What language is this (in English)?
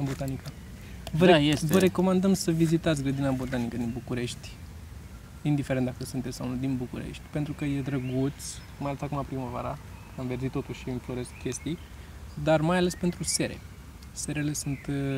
Romanian